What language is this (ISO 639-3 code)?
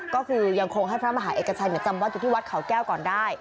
tha